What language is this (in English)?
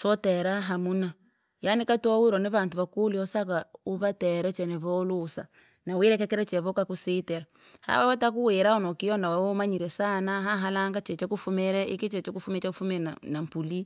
Langi